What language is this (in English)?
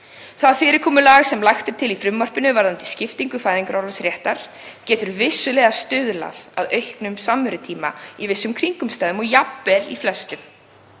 Icelandic